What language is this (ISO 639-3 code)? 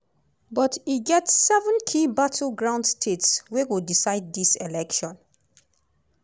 pcm